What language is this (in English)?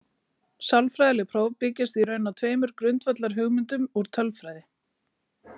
Icelandic